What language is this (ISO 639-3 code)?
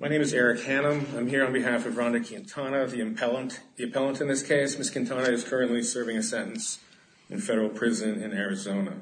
eng